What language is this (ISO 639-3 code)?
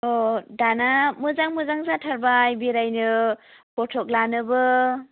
brx